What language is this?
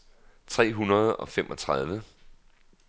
Danish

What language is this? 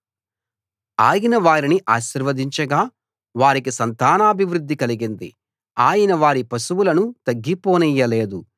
Telugu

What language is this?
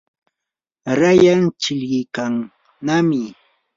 Yanahuanca Pasco Quechua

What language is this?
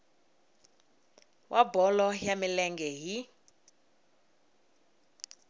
Tsonga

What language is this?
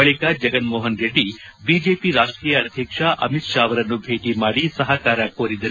Kannada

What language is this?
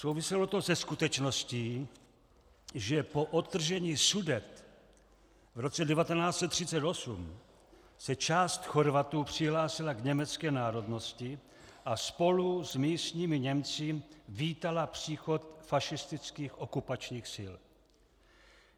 Czech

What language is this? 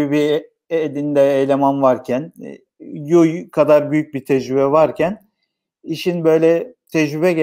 Turkish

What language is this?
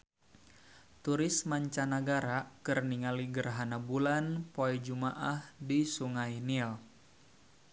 Sundanese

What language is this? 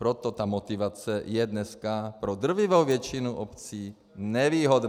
Czech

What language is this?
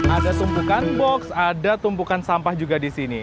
Indonesian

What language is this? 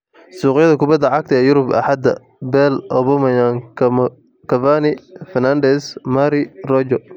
Somali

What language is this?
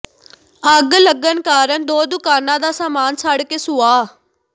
Punjabi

